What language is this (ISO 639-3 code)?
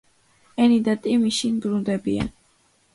kat